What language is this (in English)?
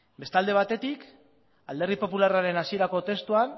Basque